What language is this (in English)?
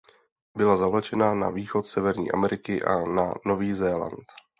Czech